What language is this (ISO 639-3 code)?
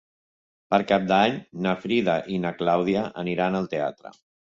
cat